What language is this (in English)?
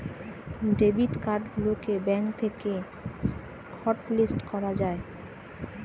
Bangla